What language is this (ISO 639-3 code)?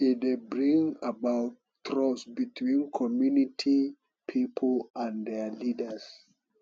pcm